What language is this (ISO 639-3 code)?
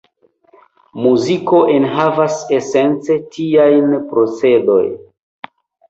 epo